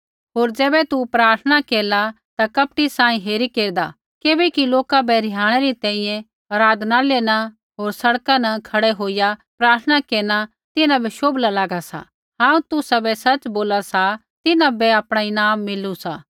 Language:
Kullu Pahari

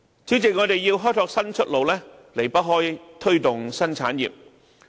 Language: Cantonese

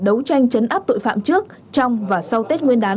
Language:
Vietnamese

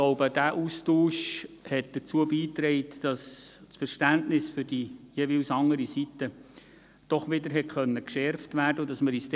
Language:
Swiss German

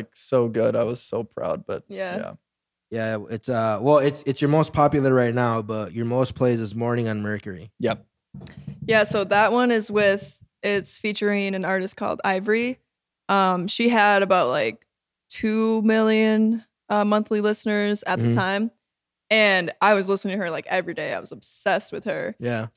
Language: English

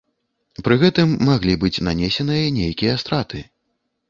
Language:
Belarusian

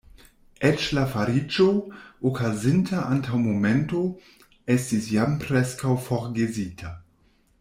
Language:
Esperanto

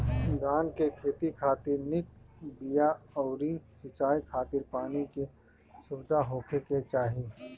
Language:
Bhojpuri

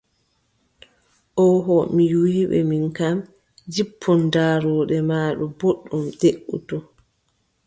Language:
Adamawa Fulfulde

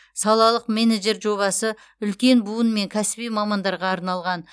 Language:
Kazakh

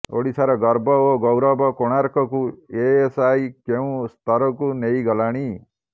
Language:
Odia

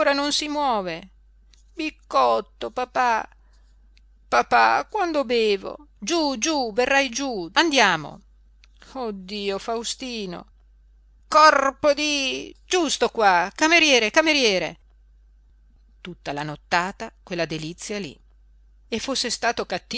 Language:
Italian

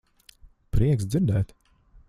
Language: Latvian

